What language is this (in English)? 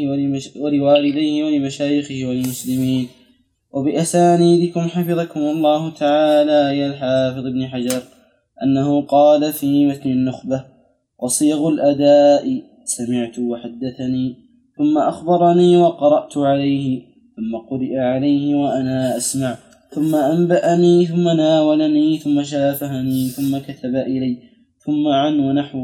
Arabic